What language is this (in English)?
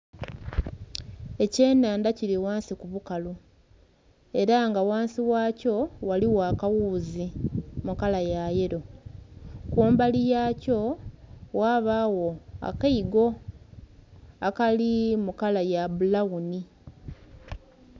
Soga